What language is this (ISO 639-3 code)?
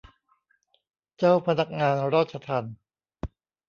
tha